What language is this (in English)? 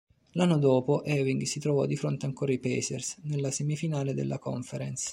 Italian